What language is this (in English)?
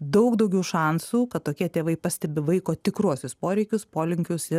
Lithuanian